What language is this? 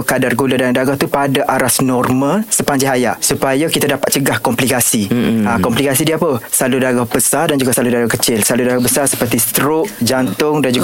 Malay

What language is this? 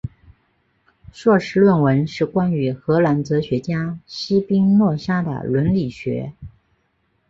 Chinese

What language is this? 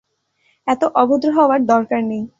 Bangla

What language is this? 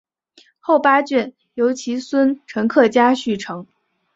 Chinese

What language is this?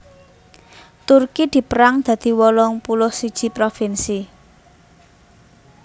Javanese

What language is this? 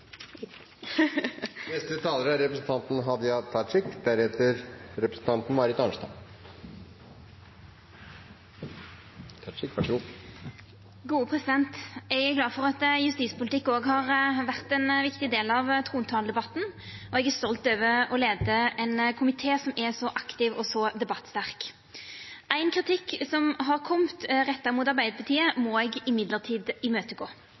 Norwegian Nynorsk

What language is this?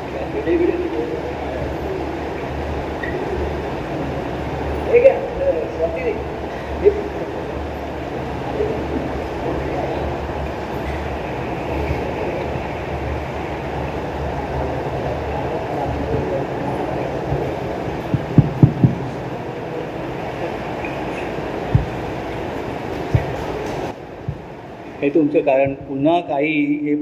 Marathi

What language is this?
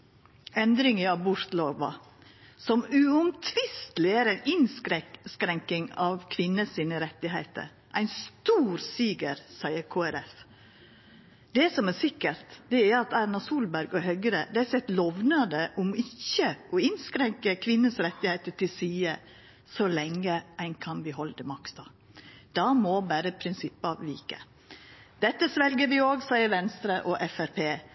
Norwegian Nynorsk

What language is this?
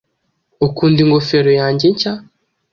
Kinyarwanda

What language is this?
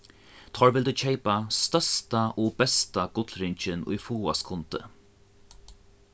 Faroese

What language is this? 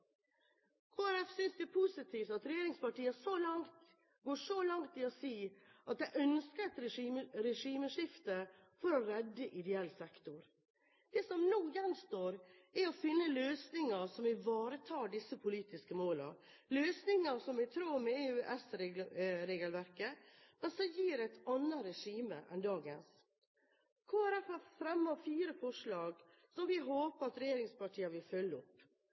Norwegian Bokmål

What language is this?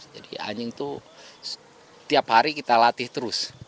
Indonesian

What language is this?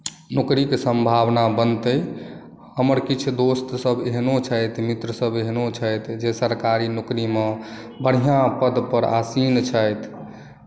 Maithili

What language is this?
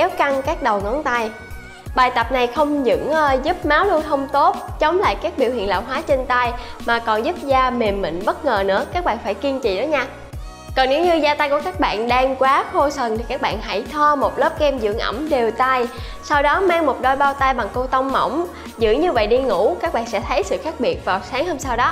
Vietnamese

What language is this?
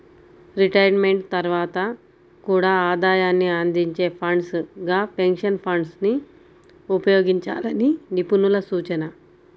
Telugu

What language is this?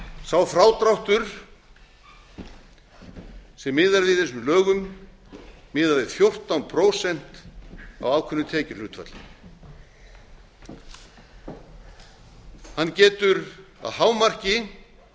Icelandic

